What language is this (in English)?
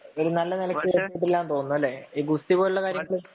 Malayalam